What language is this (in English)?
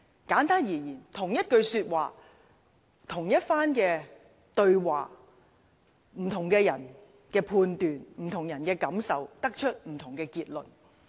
Cantonese